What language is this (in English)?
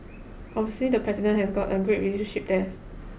English